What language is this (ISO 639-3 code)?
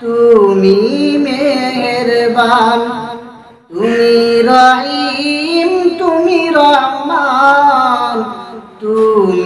hin